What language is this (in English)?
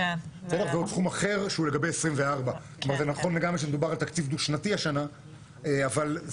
Hebrew